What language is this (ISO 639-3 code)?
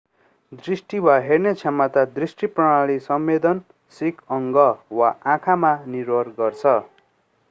nep